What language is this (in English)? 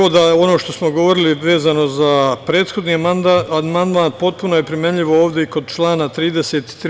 Serbian